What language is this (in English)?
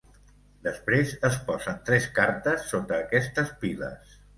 Catalan